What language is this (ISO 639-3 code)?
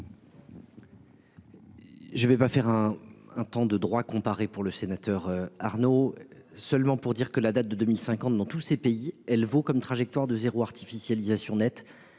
fra